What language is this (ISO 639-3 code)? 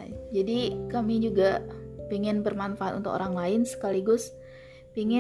ind